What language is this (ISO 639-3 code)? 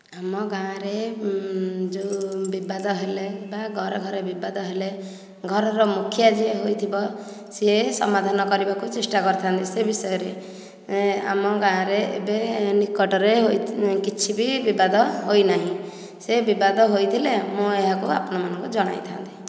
ori